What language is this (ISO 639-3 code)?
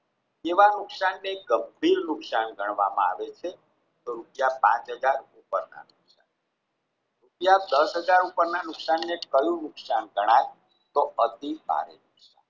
guj